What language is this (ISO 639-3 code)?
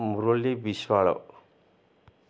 ori